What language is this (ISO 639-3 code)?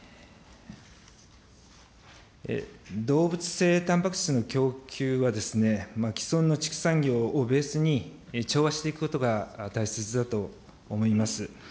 jpn